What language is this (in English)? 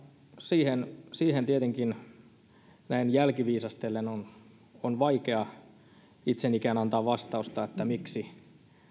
Finnish